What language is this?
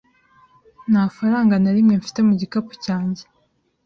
Kinyarwanda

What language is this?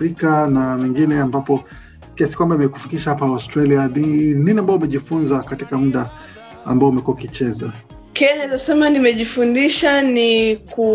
Swahili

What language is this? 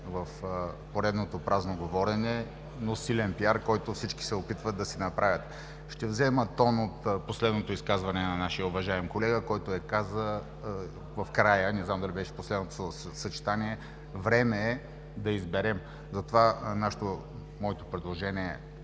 Bulgarian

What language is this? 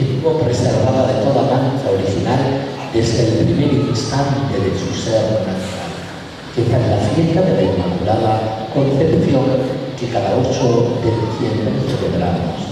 Spanish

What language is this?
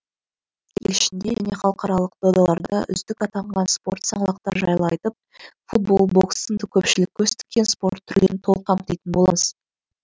Kazakh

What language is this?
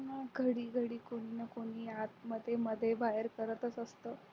Marathi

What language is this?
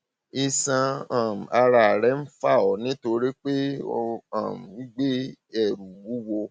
Yoruba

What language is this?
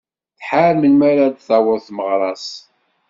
Kabyle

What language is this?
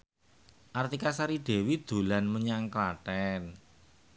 Javanese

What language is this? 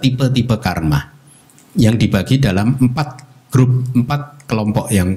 Indonesian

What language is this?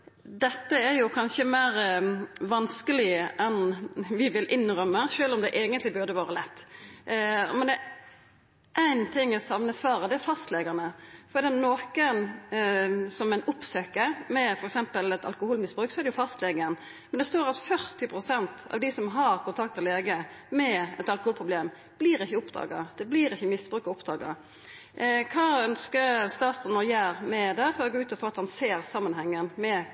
Norwegian Nynorsk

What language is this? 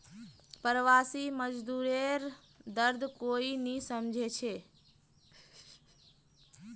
Magahi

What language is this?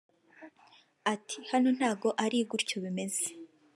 Kinyarwanda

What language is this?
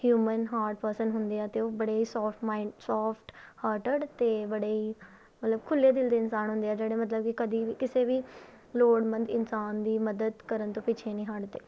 Punjabi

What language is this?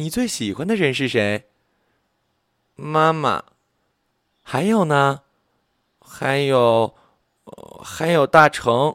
Chinese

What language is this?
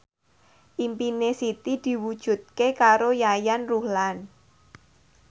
Javanese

